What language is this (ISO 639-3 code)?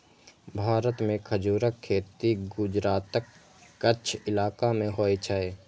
mai